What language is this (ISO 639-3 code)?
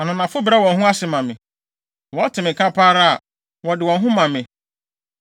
aka